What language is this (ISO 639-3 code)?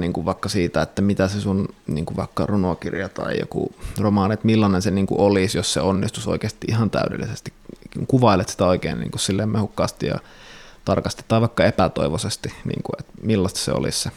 fin